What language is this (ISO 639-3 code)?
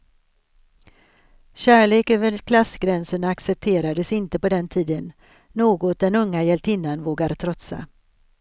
swe